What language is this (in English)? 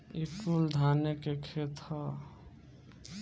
Bhojpuri